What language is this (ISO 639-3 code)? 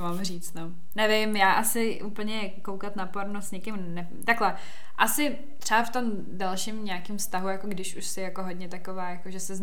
ces